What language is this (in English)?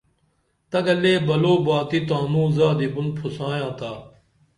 Dameli